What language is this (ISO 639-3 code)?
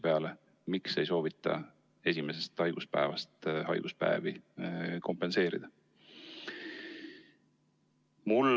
est